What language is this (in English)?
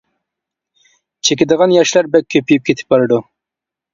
Uyghur